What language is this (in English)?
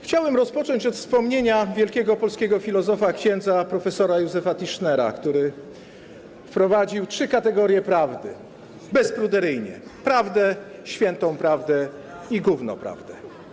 Polish